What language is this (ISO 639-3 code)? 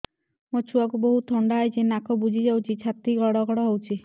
ori